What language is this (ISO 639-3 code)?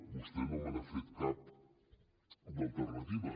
cat